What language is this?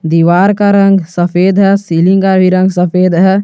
Hindi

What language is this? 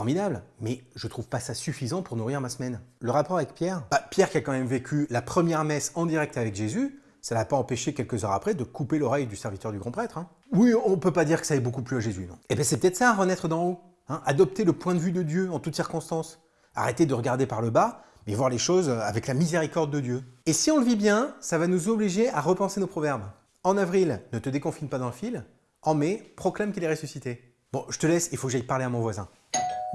French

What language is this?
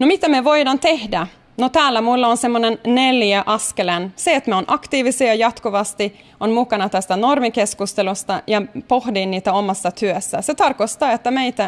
Finnish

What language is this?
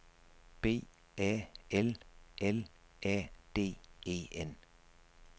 Danish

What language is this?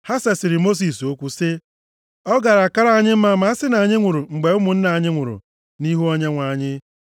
Igbo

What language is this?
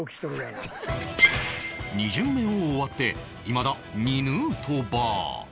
Japanese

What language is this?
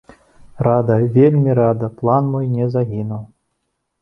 Belarusian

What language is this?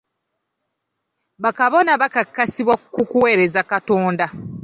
Ganda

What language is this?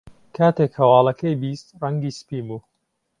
Central Kurdish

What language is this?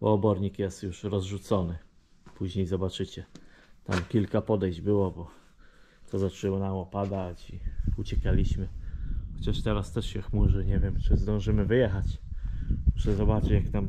Polish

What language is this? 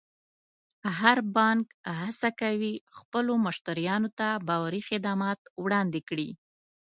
Pashto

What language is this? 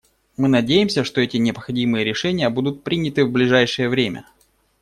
Russian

